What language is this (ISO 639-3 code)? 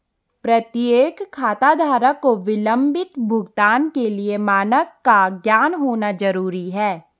hin